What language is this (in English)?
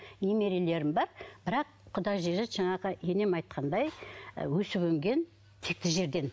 Kazakh